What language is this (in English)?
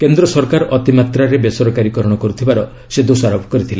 Odia